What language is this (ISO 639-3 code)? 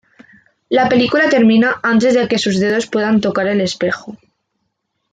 spa